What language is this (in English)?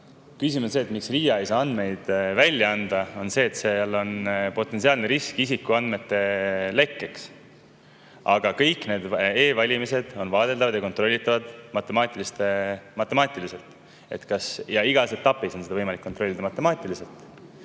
Estonian